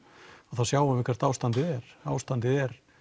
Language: Icelandic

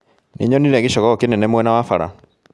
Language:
Kikuyu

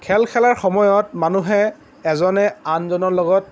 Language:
Assamese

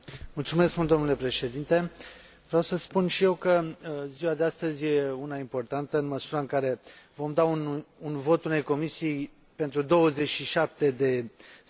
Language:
Romanian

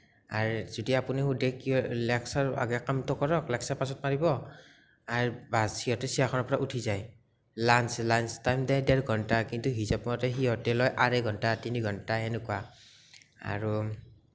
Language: Assamese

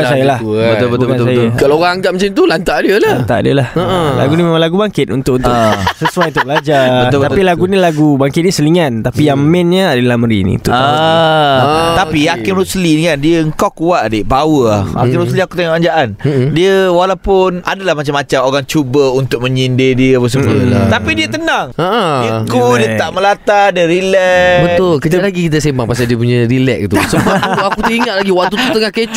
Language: Malay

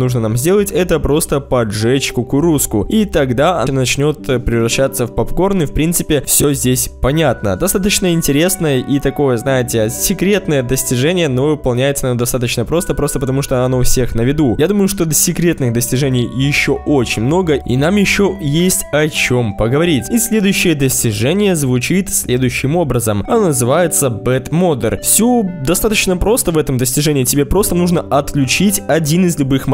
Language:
Russian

